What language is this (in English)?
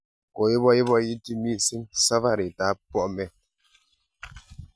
Kalenjin